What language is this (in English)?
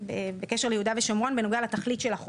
Hebrew